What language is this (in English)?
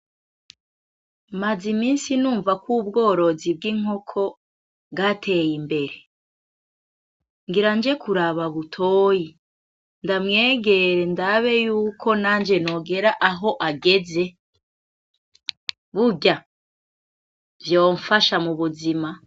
Rundi